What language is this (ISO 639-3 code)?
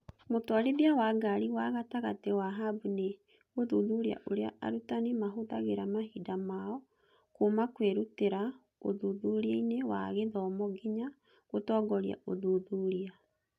kik